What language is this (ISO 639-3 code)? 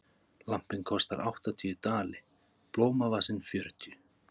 isl